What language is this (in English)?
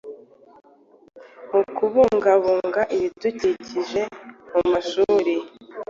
Kinyarwanda